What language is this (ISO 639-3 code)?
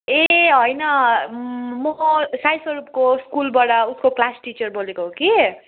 nep